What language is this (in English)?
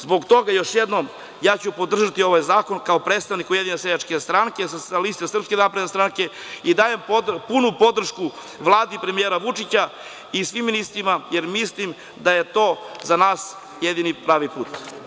Serbian